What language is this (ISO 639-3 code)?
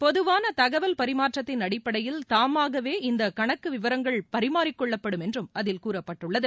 tam